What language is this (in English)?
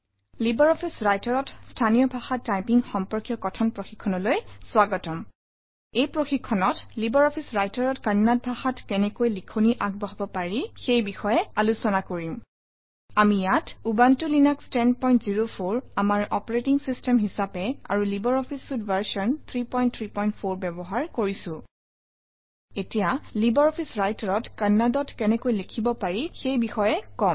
Assamese